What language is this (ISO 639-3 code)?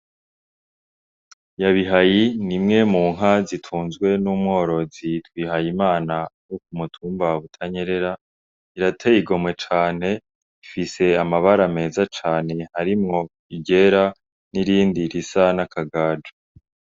run